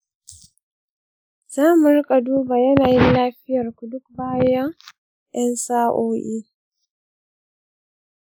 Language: Hausa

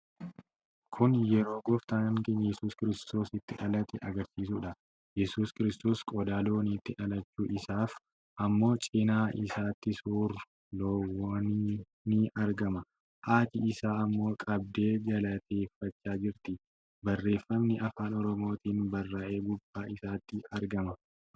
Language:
Oromo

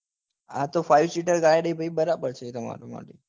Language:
Gujarati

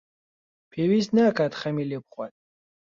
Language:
Central Kurdish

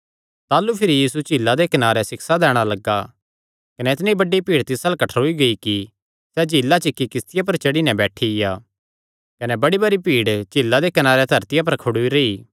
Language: Kangri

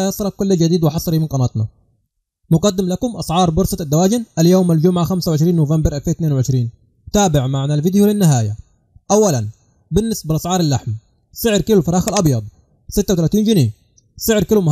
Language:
Arabic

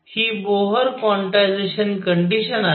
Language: Marathi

